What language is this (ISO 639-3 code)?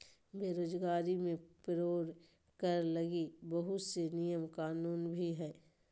mag